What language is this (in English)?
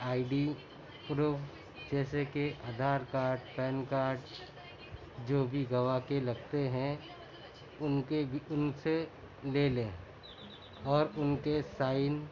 Urdu